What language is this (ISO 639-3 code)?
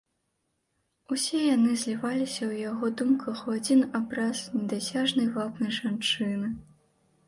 bel